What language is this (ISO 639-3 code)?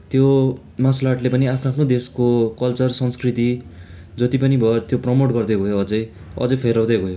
nep